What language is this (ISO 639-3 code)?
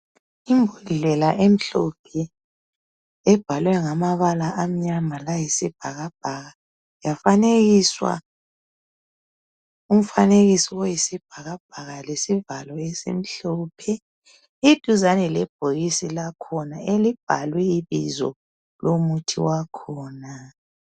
nde